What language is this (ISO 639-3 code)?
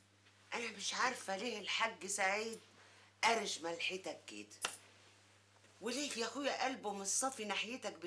ara